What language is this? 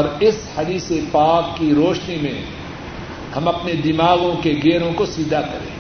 Urdu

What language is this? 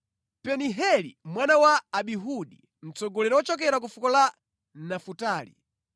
Nyanja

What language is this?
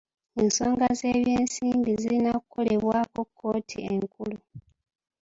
Ganda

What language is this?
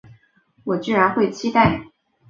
Chinese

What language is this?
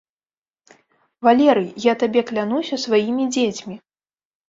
Belarusian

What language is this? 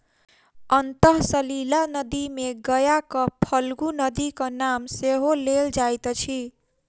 Maithili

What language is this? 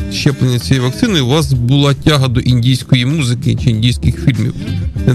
Ukrainian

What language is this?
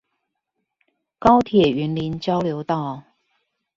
Chinese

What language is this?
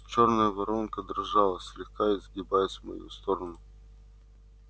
Russian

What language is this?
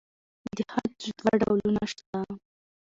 Pashto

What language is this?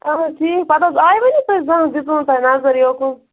Kashmiri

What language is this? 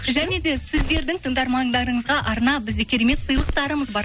Kazakh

